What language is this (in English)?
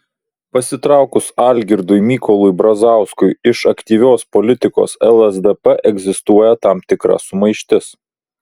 Lithuanian